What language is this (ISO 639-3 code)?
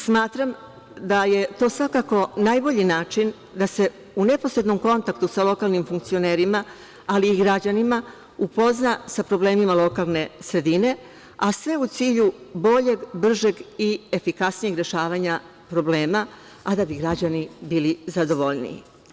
srp